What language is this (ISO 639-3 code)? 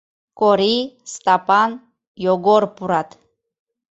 chm